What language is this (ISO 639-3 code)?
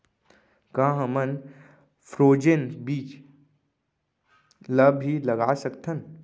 hne